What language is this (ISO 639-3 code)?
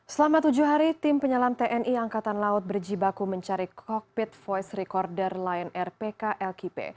ind